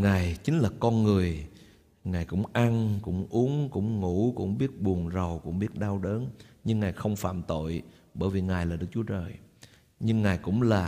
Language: Vietnamese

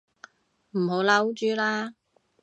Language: Cantonese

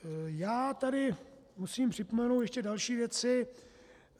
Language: Czech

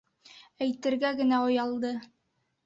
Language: Bashkir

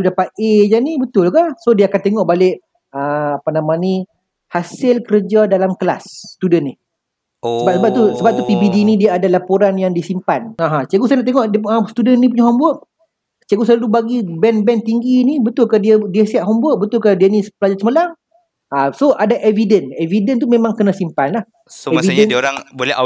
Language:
Malay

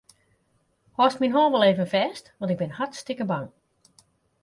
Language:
Western Frisian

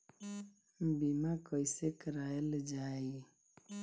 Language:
Bhojpuri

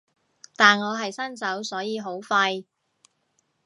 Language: Cantonese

